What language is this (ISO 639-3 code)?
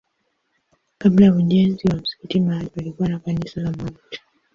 swa